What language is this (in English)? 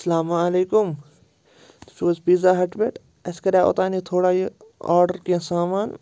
Kashmiri